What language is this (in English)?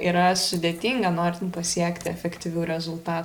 Lithuanian